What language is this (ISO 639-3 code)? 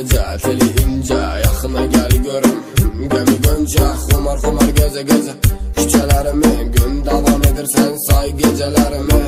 tur